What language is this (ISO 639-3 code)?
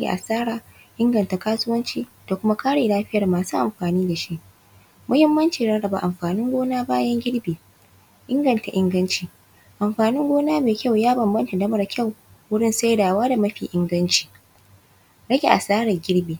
hau